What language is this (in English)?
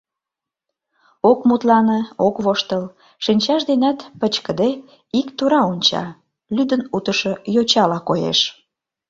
Mari